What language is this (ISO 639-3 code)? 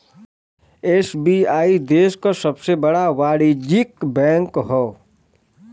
bho